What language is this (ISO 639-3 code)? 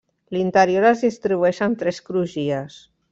cat